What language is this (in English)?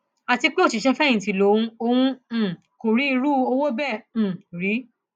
Yoruba